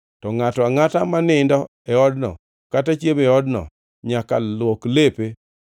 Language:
Luo (Kenya and Tanzania)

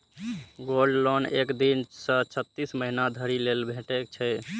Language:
Maithili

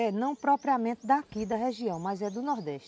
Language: Portuguese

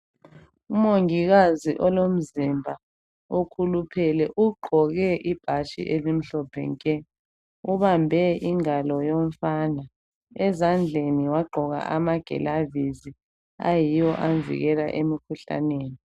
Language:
North Ndebele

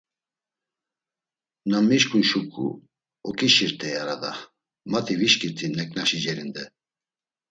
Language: Laz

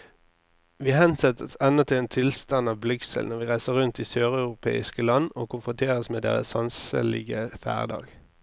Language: Norwegian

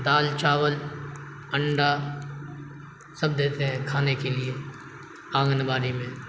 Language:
Urdu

